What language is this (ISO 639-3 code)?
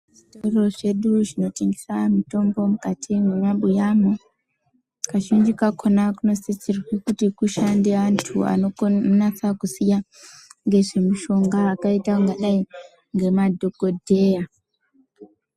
ndc